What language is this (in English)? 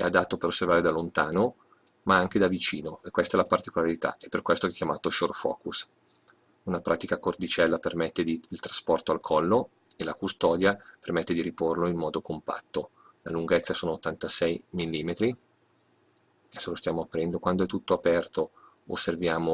Italian